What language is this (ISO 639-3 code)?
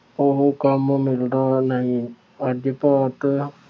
pan